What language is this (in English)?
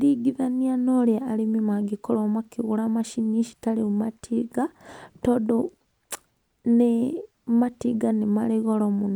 Kikuyu